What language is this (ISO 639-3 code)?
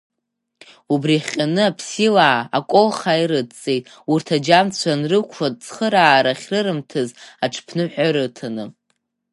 abk